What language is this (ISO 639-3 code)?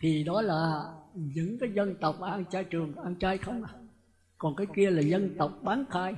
vie